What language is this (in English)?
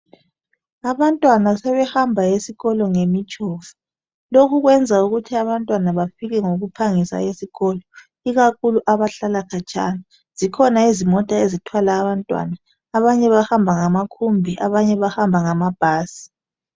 North Ndebele